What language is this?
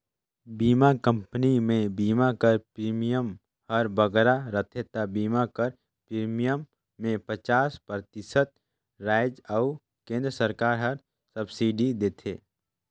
Chhattisgarhi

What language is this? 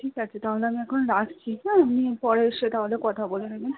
Bangla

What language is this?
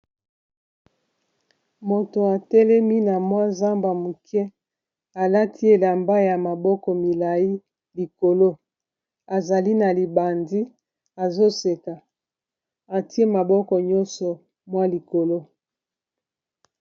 Lingala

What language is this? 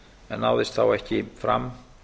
Icelandic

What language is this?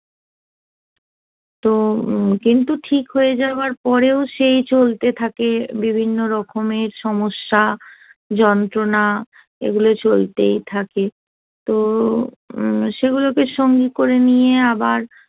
Bangla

